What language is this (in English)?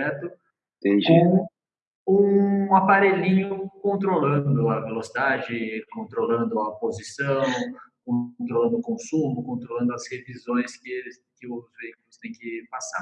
Portuguese